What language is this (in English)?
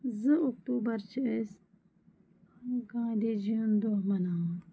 Kashmiri